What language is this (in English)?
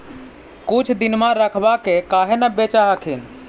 Magahi